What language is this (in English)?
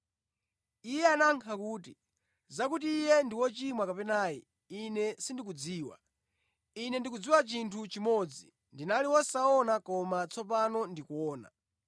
Nyanja